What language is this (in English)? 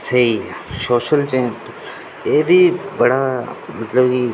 Dogri